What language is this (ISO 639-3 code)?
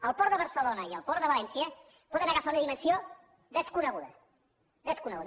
cat